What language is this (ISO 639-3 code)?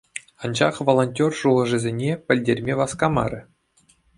chv